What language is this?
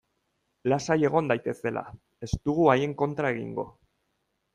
Basque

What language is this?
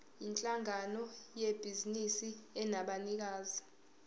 Zulu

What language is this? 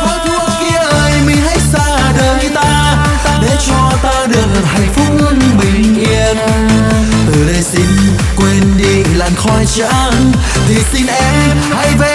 Vietnamese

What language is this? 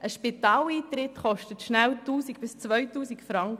Swiss German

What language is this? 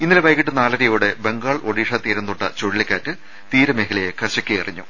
Malayalam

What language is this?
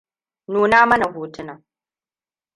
Hausa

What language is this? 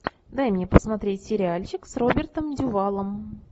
Russian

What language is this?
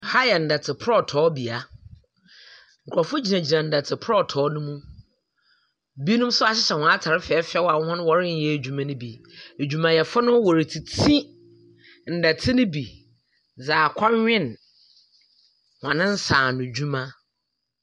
Akan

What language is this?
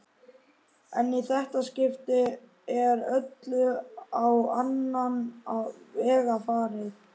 Icelandic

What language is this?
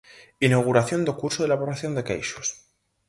Galician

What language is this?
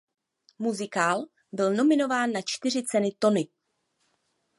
Czech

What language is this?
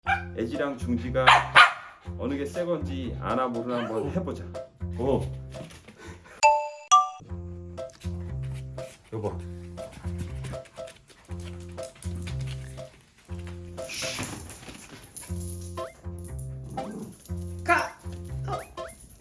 Korean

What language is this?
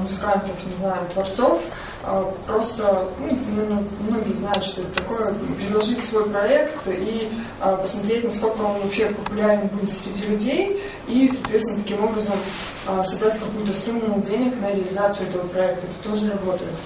Russian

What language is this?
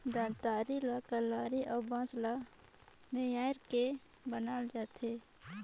Chhattisgarhi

